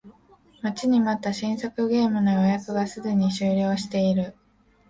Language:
Japanese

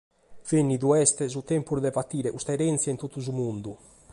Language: Sardinian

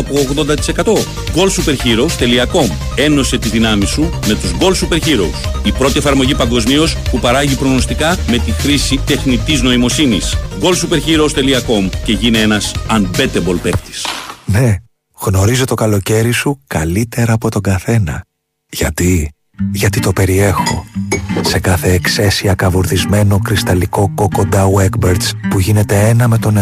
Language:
Greek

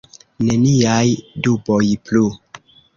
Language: Esperanto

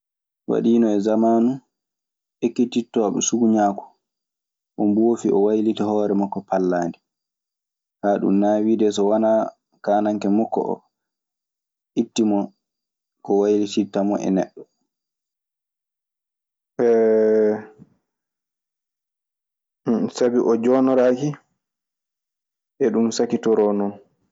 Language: Maasina Fulfulde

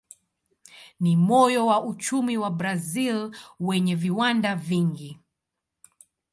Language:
Swahili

